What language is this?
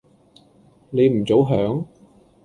Cantonese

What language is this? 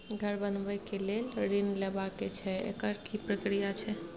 Maithili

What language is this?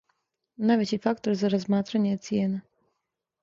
Serbian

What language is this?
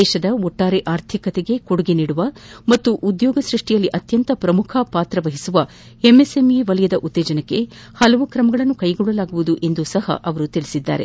Kannada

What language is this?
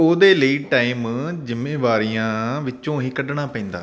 Punjabi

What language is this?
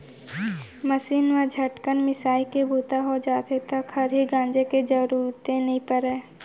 Chhattisgarhi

